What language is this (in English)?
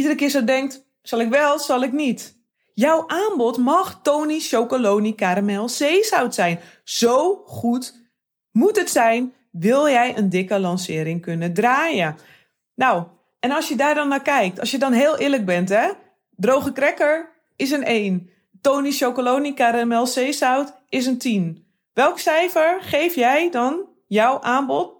Dutch